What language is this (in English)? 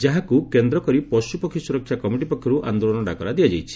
Odia